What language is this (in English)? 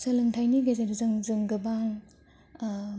Bodo